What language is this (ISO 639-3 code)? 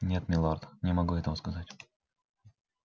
rus